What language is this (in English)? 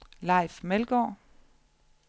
Danish